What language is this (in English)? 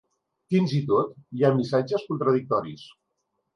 Catalan